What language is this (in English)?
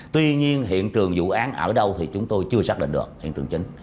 Vietnamese